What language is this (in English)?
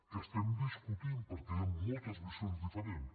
Catalan